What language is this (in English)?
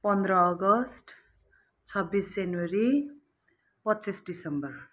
Nepali